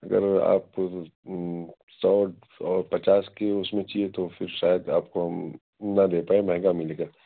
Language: Urdu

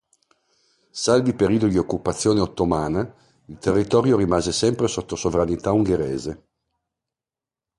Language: Italian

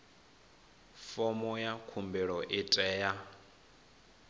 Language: Venda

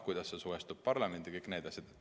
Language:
Estonian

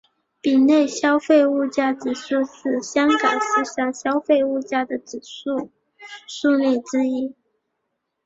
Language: Chinese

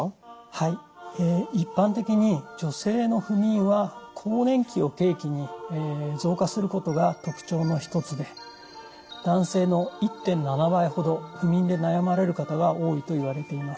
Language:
Japanese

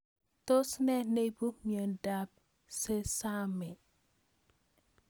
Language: Kalenjin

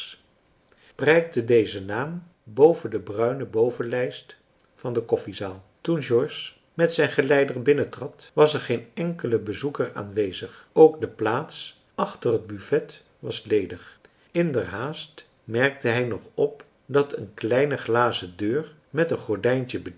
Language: Dutch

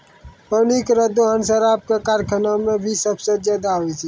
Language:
Maithili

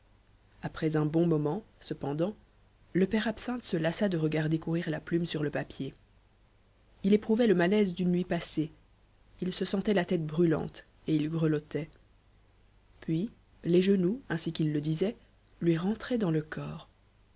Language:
French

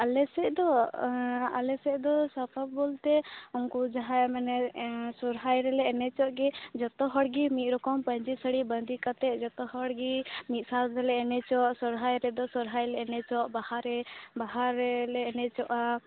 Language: Santali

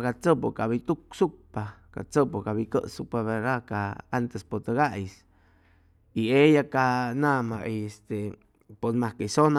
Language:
Chimalapa Zoque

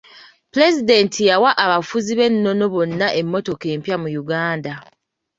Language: Ganda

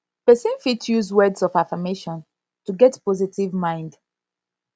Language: Nigerian Pidgin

